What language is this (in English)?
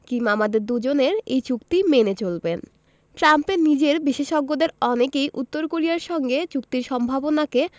Bangla